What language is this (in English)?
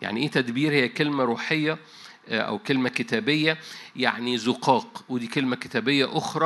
Arabic